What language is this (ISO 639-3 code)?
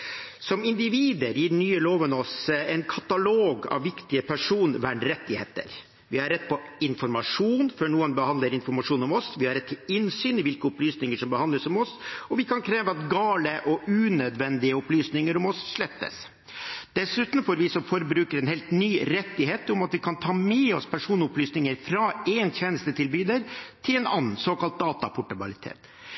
nob